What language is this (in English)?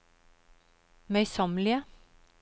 Norwegian